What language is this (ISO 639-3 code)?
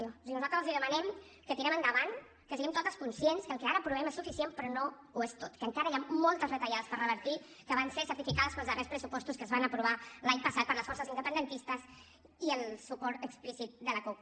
cat